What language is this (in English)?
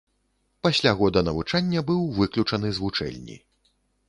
Belarusian